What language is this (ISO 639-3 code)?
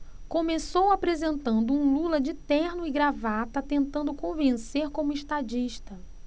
por